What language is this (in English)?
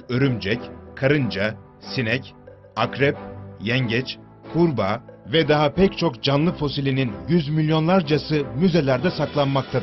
Turkish